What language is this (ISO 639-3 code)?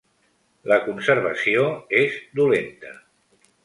cat